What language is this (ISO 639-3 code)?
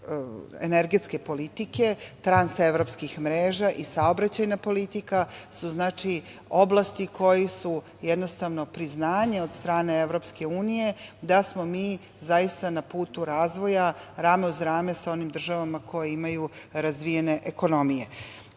srp